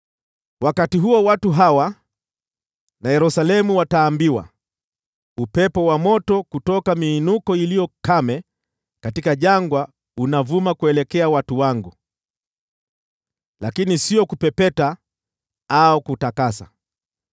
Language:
Swahili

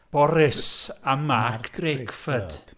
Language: Welsh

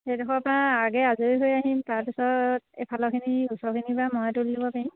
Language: Assamese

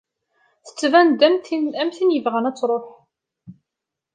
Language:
Kabyle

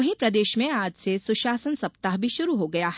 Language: Hindi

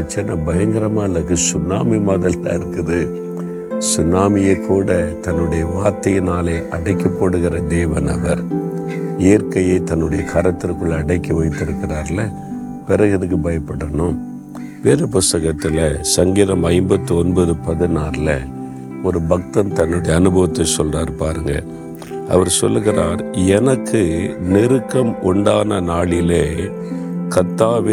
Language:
Tamil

